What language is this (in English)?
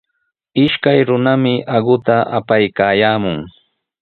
Sihuas Ancash Quechua